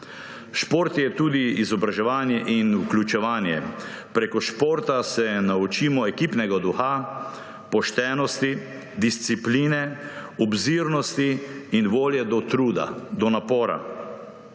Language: Slovenian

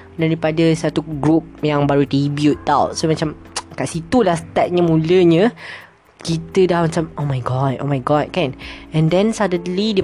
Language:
Malay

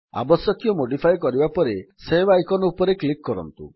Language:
Odia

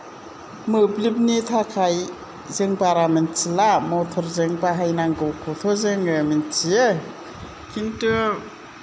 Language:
Bodo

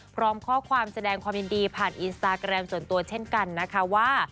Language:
Thai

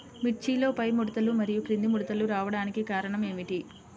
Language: Telugu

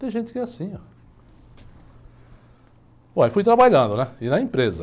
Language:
Portuguese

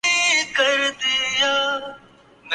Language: Urdu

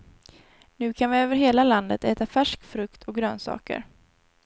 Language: Swedish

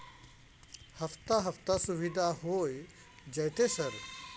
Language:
Maithili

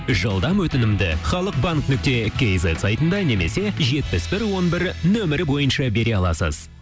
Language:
Kazakh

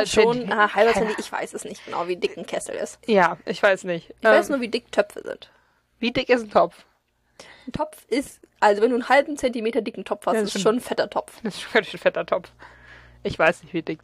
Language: German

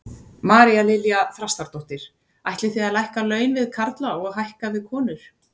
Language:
Icelandic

